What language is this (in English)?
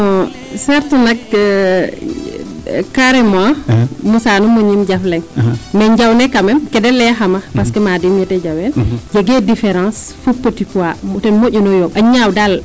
Serer